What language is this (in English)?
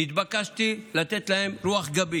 Hebrew